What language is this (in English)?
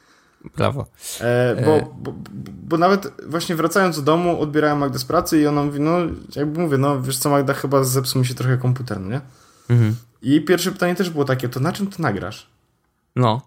Polish